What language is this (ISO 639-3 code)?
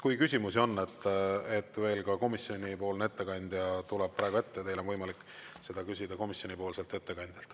est